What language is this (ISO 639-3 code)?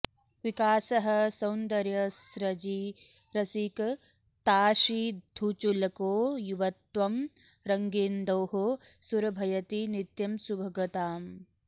san